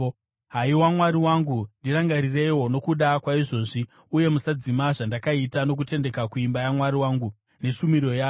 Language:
Shona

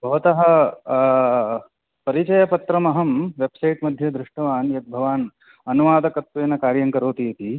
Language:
Sanskrit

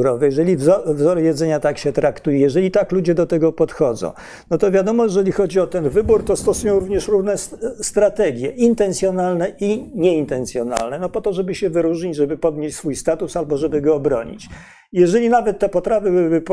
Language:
Polish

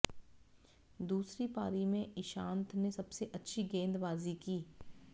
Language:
Hindi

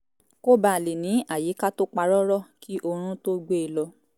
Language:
Yoruba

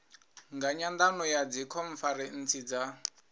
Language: Venda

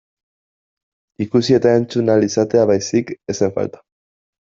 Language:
Basque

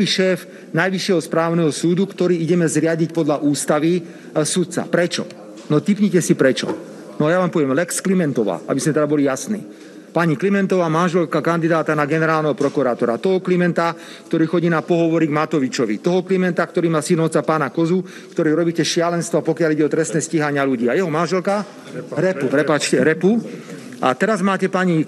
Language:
Slovak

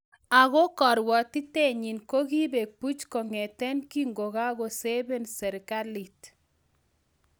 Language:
Kalenjin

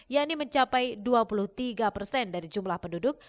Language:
Indonesian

